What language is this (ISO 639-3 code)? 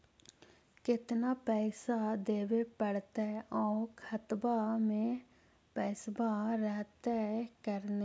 mag